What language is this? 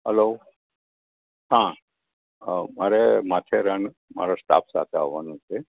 Gujarati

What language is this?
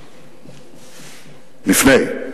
Hebrew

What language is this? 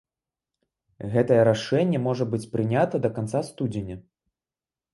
Belarusian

